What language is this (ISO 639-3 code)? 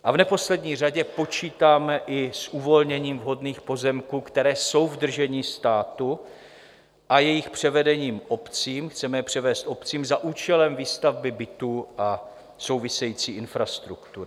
ces